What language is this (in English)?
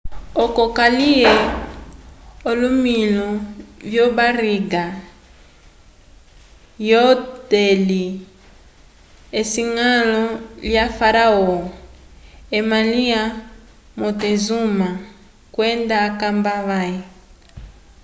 Umbundu